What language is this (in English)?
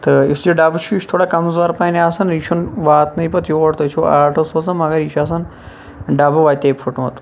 Kashmiri